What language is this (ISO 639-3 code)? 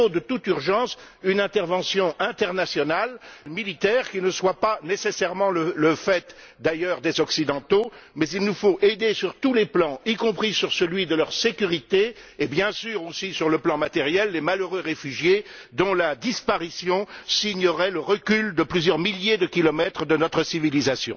fra